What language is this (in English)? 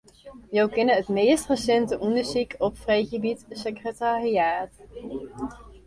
Western Frisian